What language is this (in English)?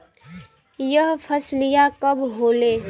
Bhojpuri